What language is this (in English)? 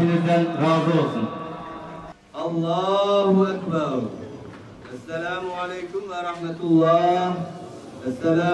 Turkish